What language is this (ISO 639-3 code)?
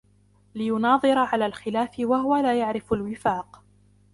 ara